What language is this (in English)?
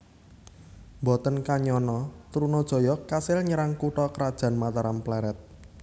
Javanese